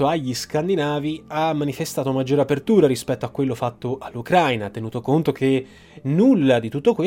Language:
Italian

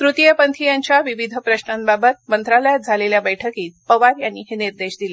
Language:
Marathi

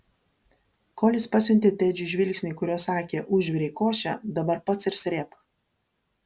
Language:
Lithuanian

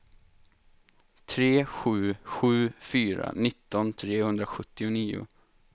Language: Swedish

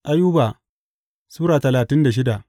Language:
Hausa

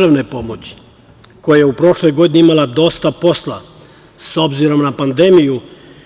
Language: Serbian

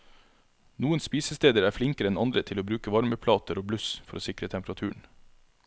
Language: Norwegian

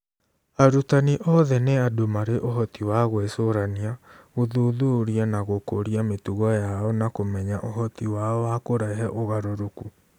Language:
Kikuyu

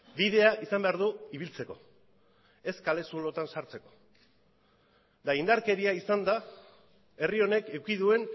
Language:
Basque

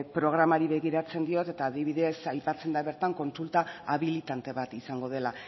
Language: Basque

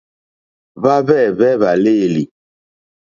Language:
Mokpwe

